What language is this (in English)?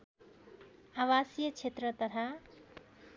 Nepali